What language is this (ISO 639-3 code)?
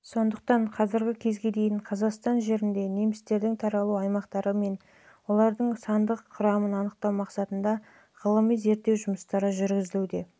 kaz